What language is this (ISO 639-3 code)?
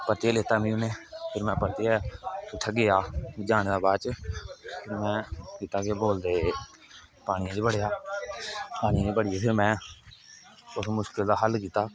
doi